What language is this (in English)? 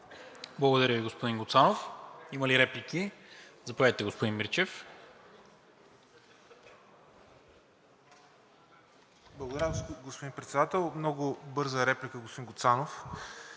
Bulgarian